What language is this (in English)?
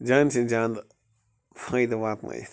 Kashmiri